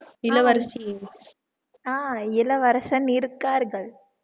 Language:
Tamil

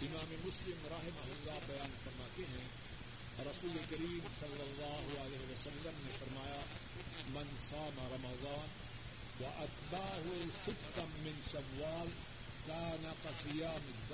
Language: Urdu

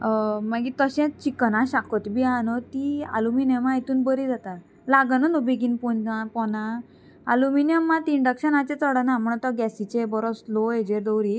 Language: Konkani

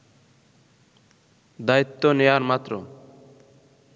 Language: Bangla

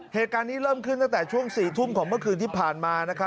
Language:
Thai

